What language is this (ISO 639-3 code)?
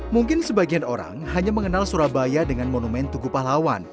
ind